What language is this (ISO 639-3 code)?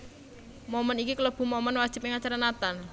jav